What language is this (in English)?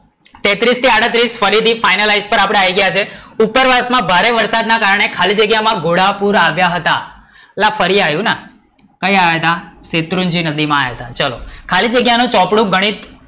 Gujarati